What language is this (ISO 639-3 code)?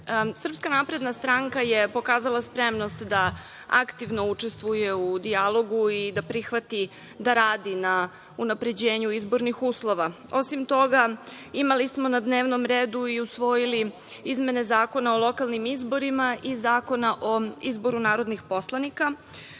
srp